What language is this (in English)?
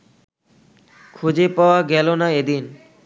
Bangla